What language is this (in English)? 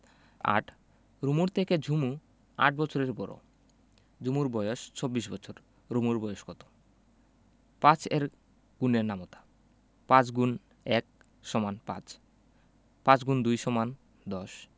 Bangla